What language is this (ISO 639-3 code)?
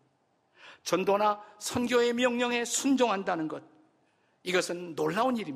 kor